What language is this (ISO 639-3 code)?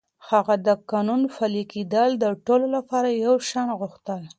pus